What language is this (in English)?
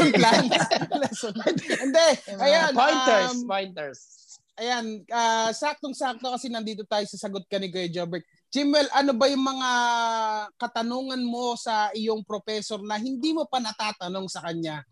Filipino